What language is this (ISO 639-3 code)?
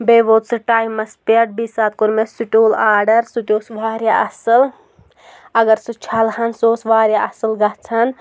kas